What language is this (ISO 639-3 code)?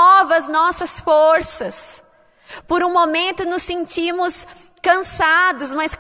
por